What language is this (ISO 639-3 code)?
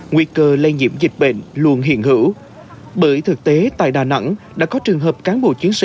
vie